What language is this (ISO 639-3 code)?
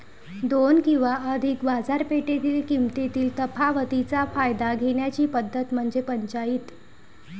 mar